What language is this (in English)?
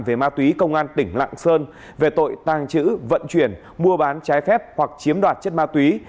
Vietnamese